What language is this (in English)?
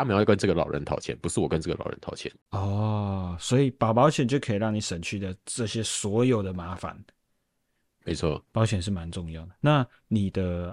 Chinese